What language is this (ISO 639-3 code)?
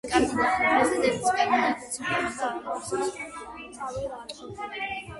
kat